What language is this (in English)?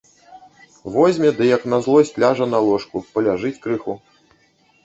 Belarusian